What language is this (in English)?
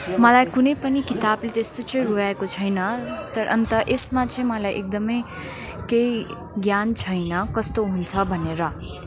Nepali